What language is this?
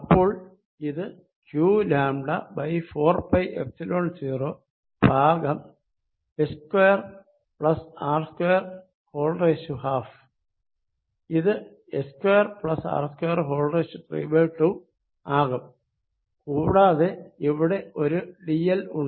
Malayalam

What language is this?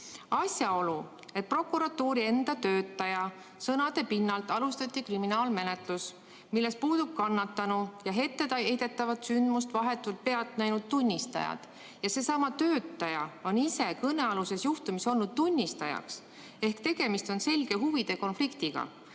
Estonian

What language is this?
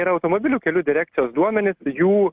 Lithuanian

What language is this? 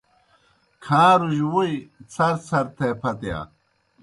Kohistani Shina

